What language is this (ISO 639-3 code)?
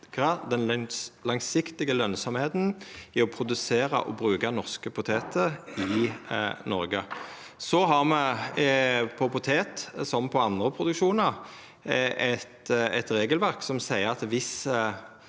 nor